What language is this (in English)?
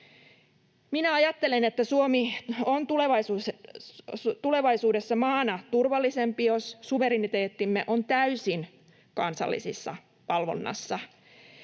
Finnish